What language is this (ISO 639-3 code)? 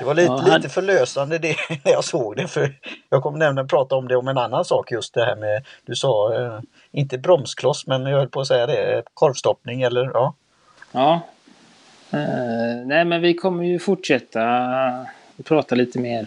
swe